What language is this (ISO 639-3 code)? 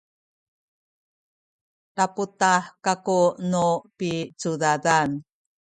szy